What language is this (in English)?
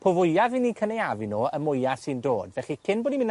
Welsh